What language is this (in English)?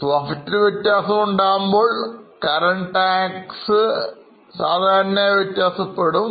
Malayalam